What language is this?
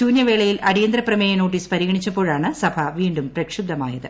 Malayalam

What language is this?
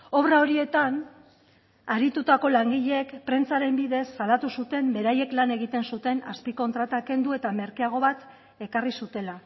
Basque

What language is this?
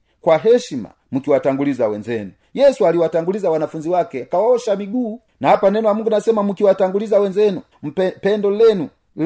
Swahili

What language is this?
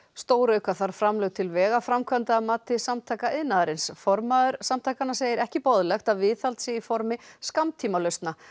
Icelandic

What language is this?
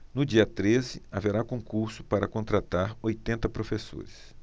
Portuguese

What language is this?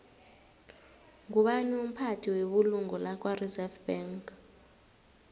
South Ndebele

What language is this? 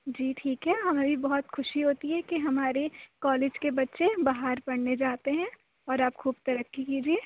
Urdu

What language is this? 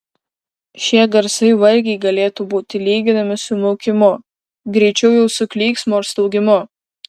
Lithuanian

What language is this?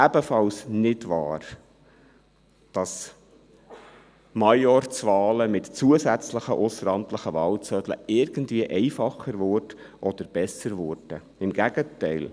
Swiss German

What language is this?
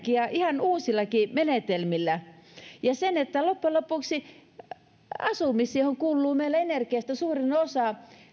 Finnish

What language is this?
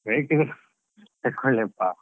Kannada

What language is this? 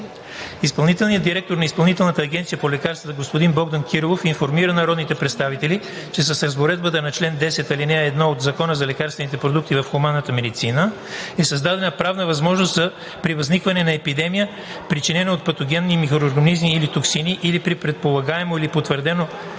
Bulgarian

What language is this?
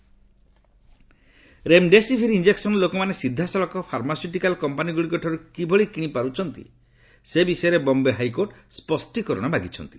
Odia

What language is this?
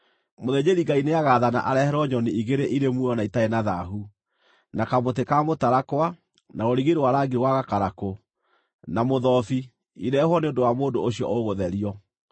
Kikuyu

